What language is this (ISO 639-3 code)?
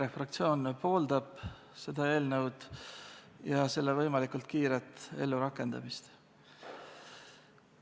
est